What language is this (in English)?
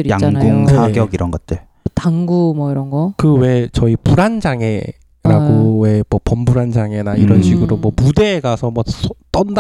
Korean